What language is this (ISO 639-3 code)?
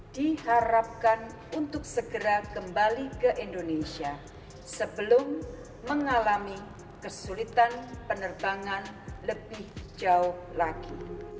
ind